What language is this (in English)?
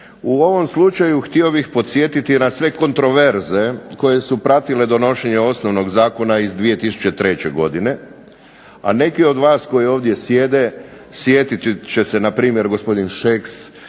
Croatian